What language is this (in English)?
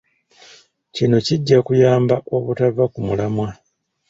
Ganda